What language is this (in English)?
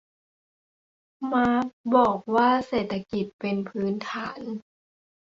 Thai